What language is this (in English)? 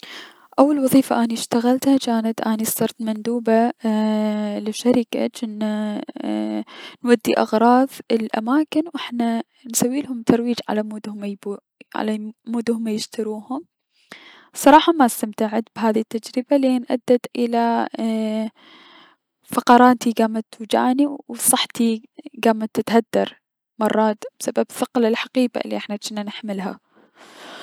Mesopotamian Arabic